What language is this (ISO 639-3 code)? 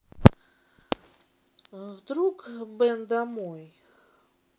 rus